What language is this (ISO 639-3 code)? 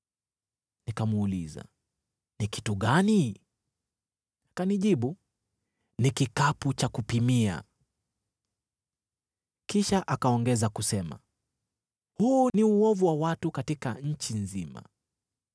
swa